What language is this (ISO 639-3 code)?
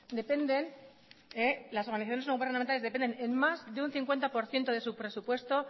spa